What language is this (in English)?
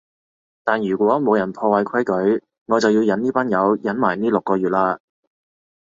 Cantonese